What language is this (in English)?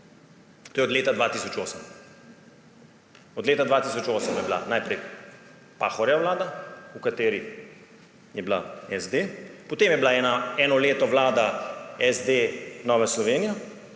Slovenian